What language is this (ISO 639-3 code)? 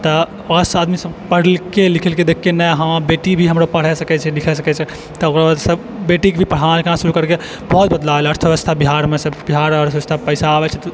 mai